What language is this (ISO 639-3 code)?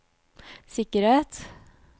nor